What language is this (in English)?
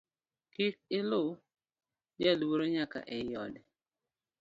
Luo (Kenya and Tanzania)